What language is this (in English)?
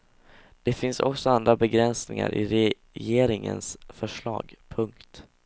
Swedish